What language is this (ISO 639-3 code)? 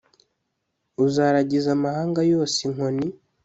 kin